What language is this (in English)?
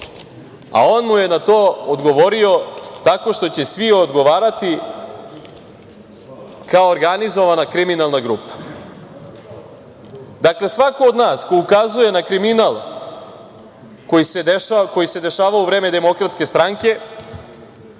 Serbian